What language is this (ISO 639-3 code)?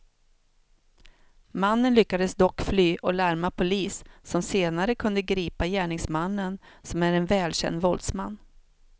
swe